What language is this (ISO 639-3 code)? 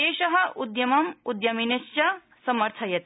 san